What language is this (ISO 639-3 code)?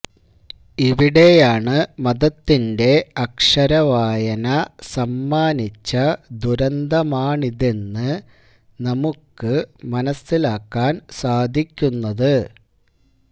mal